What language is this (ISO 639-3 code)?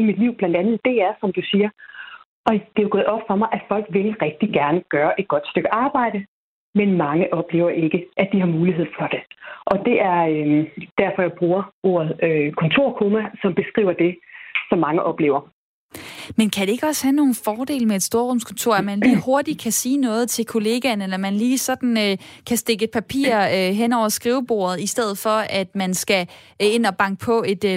dan